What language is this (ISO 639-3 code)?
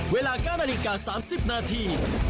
tha